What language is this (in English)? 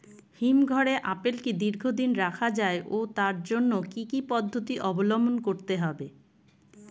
Bangla